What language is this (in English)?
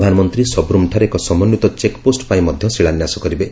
Odia